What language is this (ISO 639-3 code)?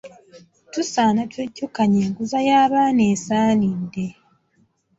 lug